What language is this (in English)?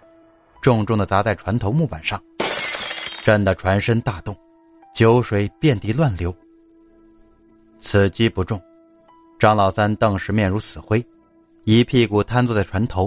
Chinese